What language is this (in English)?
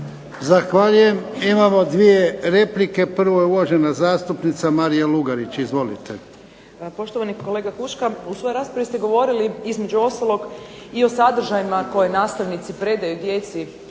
Croatian